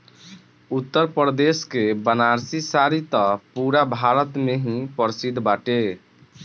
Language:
Bhojpuri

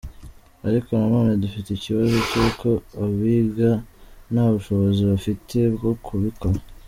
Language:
Kinyarwanda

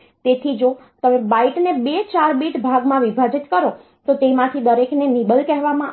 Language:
Gujarati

